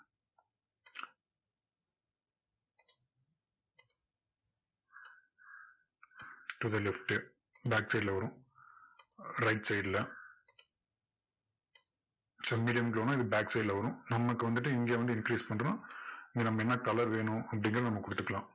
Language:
Tamil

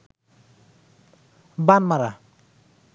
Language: Bangla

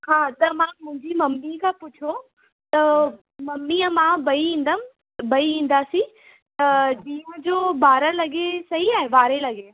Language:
Sindhi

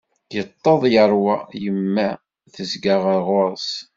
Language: Kabyle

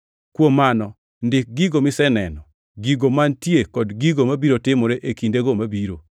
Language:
Luo (Kenya and Tanzania)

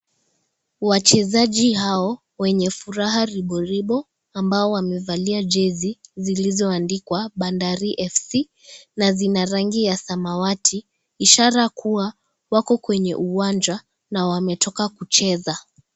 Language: Swahili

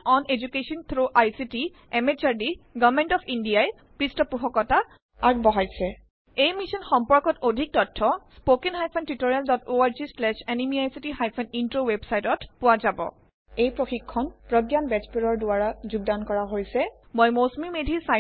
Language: Assamese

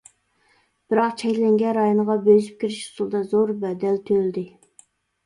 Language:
Uyghur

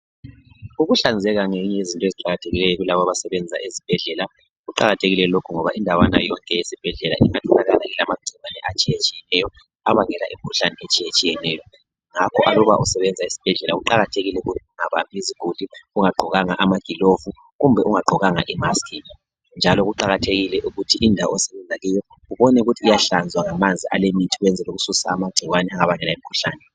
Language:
North Ndebele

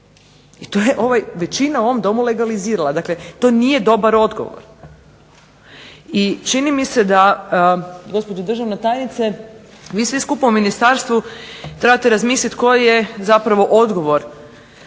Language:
Croatian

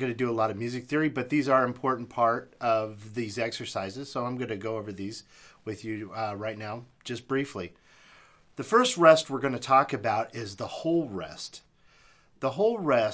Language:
English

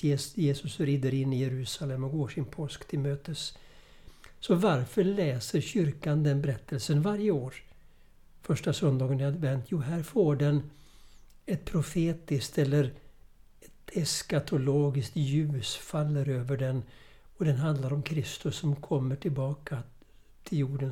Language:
Swedish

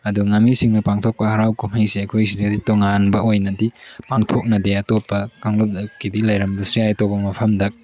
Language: Manipuri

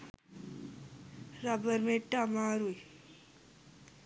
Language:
Sinhala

